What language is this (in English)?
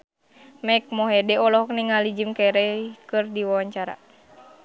Sundanese